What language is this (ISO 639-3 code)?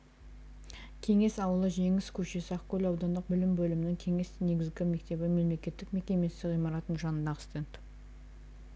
kaz